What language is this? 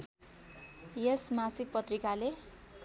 Nepali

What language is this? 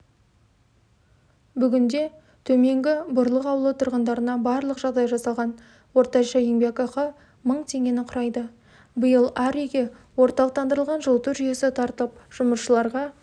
Kazakh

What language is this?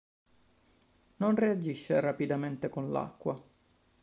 Italian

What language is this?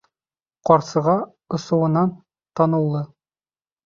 Bashkir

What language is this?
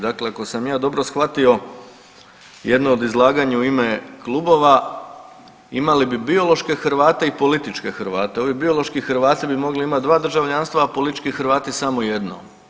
Croatian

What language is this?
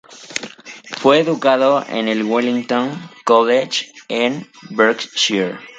Spanish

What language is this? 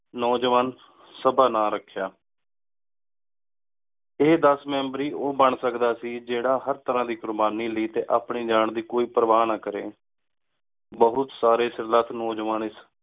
Punjabi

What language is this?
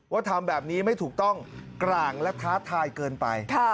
Thai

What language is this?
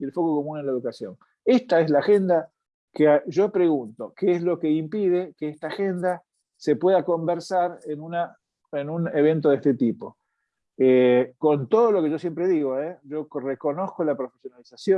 Spanish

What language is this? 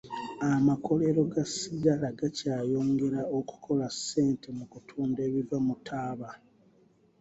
Ganda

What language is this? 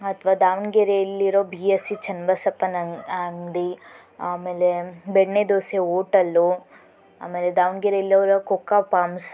Kannada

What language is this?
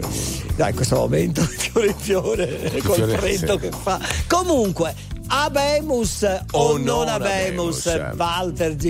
Italian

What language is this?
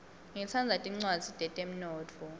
Swati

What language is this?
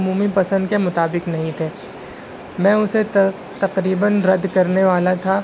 Urdu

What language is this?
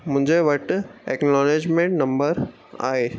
Sindhi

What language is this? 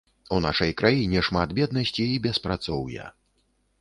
Belarusian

